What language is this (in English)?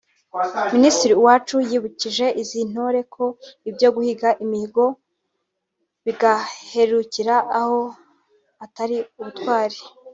Kinyarwanda